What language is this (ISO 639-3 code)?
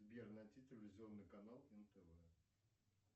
rus